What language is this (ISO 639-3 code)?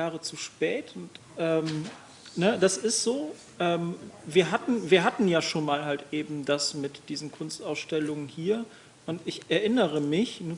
deu